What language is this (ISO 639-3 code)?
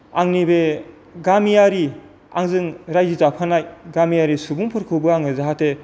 brx